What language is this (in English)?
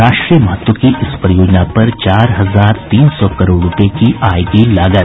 Hindi